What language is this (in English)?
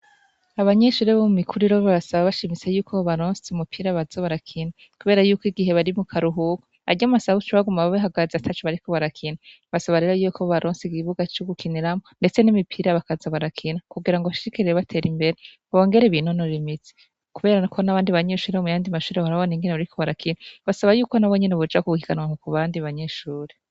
Rundi